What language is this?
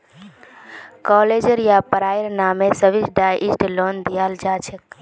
Magahi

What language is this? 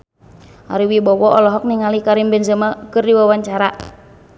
Sundanese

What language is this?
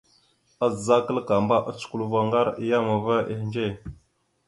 Mada (Cameroon)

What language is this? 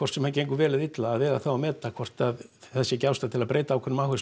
Icelandic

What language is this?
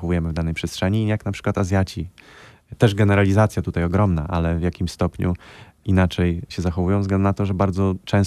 Polish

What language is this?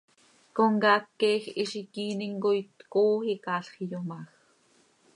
Seri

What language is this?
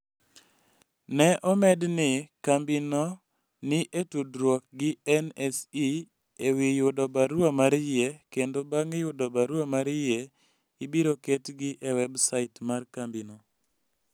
Luo (Kenya and Tanzania)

